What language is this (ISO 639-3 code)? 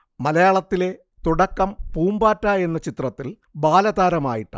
mal